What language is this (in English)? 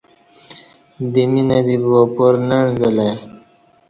Kati